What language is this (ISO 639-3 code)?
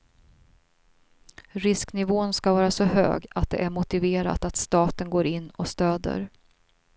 swe